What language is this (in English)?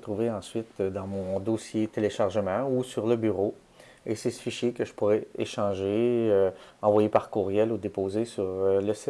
French